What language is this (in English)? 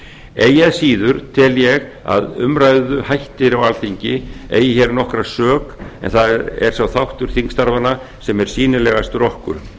Icelandic